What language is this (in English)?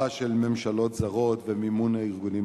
Hebrew